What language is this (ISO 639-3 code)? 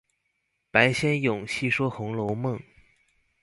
zho